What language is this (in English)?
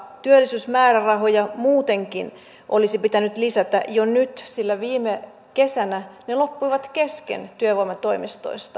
Finnish